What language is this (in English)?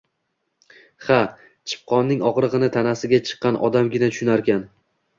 Uzbek